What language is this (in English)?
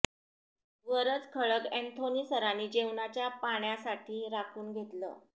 Marathi